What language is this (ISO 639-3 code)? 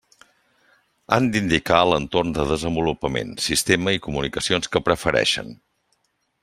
cat